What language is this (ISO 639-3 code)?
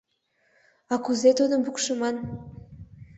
chm